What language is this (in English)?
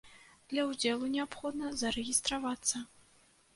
Belarusian